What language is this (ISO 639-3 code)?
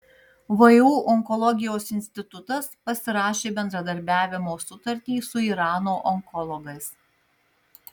lit